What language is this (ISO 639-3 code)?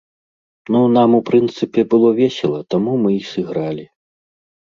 bel